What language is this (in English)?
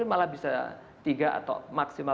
Indonesian